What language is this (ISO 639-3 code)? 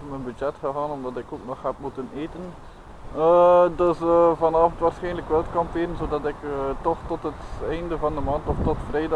nld